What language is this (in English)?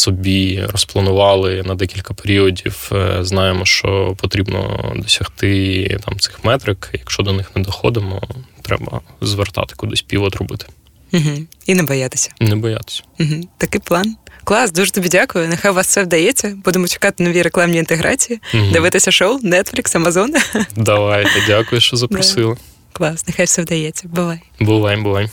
Ukrainian